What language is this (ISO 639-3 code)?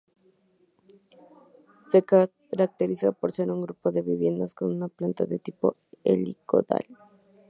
spa